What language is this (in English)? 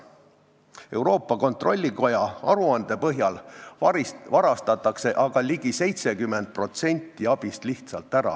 Estonian